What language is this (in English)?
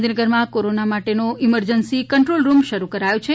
Gujarati